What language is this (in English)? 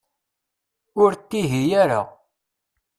Kabyle